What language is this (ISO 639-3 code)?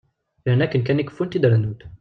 kab